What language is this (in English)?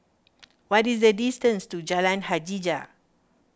English